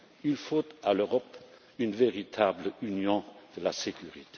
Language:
French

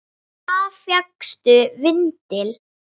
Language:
Icelandic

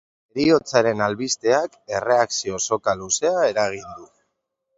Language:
Basque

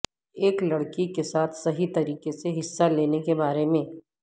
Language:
Urdu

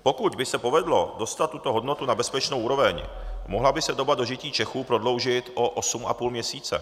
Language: Czech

